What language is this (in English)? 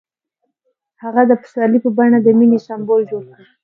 Pashto